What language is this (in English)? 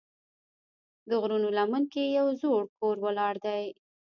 Pashto